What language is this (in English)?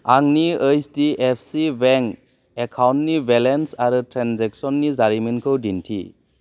Bodo